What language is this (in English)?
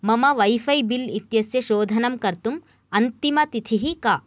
Sanskrit